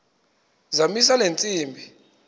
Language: Xhosa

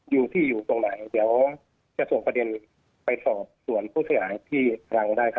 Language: Thai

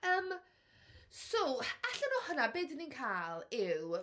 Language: Welsh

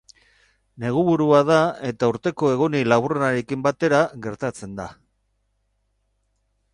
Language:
Basque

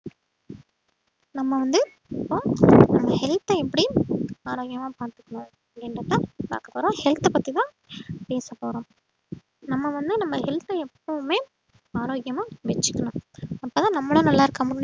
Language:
Tamil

